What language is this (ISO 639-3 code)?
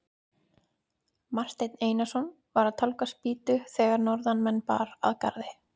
isl